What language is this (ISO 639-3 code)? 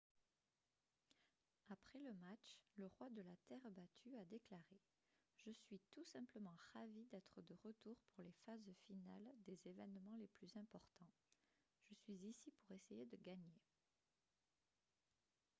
fra